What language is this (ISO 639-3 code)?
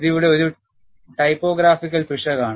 mal